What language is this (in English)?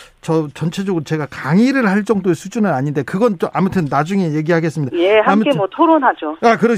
Korean